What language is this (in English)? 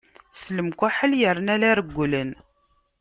Kabyle